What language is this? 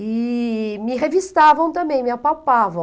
Portuguese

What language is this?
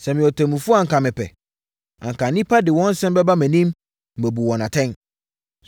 Akan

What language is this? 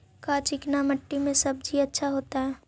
Magahi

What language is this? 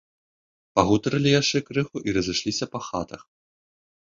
Belarusian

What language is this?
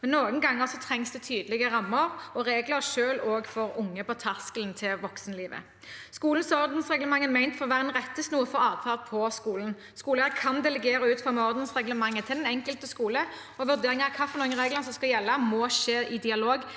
Norwegian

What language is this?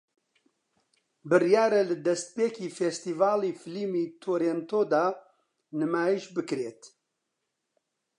Central Kurdish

